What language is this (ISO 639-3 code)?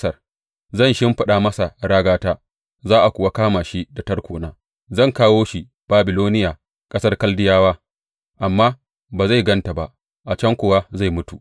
hau